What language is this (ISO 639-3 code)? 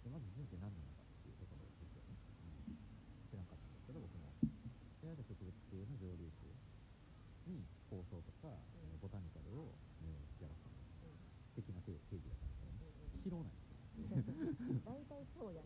jpn